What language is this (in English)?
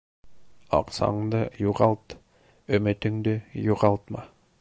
Bashkir